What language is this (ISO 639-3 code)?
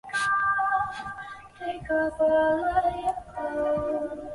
zho